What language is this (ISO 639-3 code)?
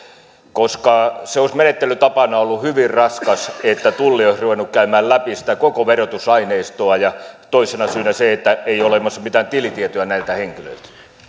fin